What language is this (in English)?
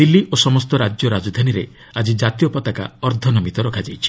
Odia